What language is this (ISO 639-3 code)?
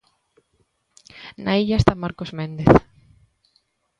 glg